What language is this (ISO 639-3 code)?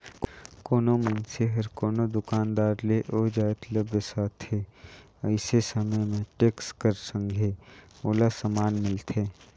hne